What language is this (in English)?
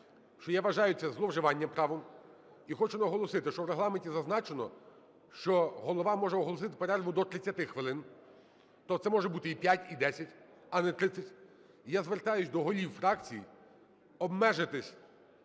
Ukrainian